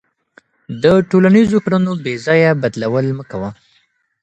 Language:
Pashto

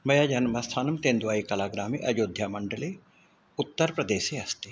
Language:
Sanskrit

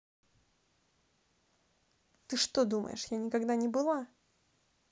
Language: Russian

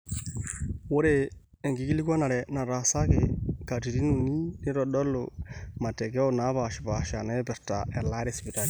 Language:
Masai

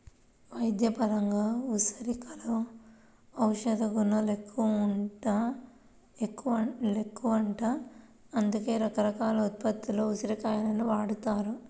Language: Telugu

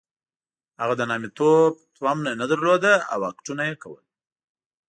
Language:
Pashto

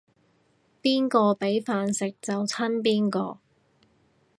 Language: Cantonese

